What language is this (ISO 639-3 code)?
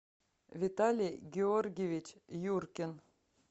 rus